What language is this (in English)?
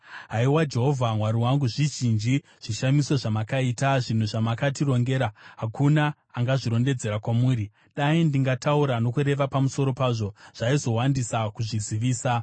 Shona